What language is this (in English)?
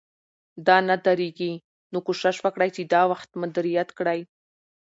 Pashto